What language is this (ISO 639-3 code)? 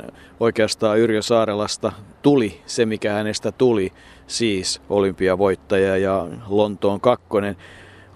fin